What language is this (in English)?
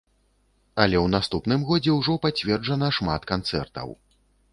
Belarusian